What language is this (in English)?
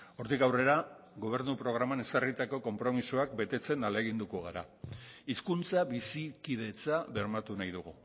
Basque